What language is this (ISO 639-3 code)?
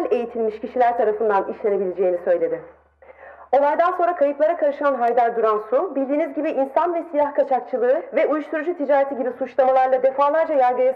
tur